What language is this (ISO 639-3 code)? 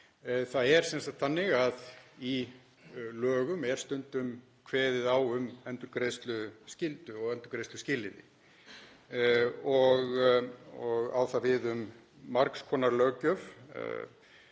isl